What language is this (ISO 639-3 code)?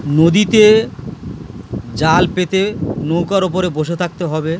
ben